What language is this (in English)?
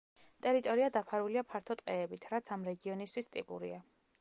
Georgian